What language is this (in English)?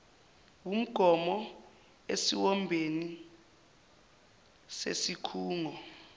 Zulu